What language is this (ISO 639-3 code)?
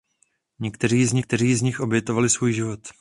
ces